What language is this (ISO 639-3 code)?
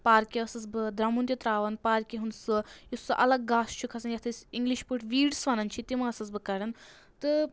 kas